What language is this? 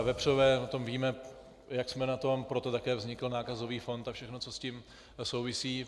Czech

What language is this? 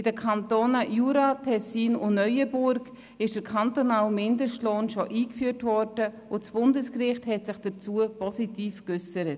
Swiss German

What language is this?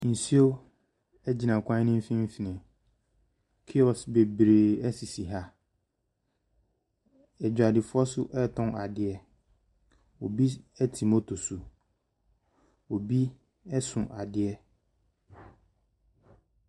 Akan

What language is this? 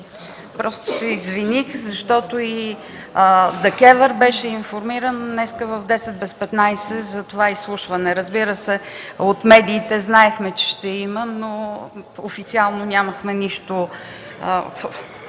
Bulgarian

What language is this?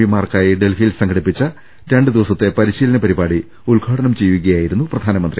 Malayalam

